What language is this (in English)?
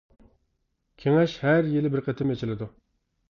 Uyghur